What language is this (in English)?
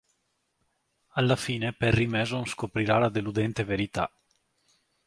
Italian